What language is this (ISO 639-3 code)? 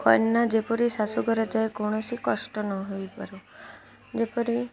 ori